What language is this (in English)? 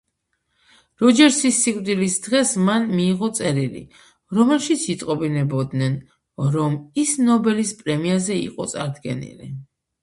Georgian